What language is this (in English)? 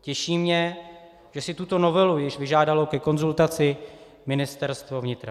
Czech